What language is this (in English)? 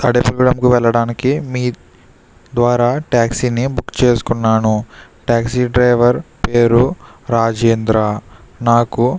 Telugu